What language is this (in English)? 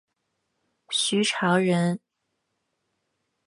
Chinese